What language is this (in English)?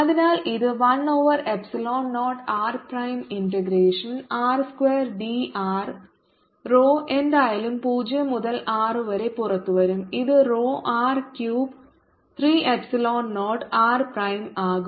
Malayalam